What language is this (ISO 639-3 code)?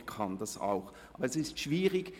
gsw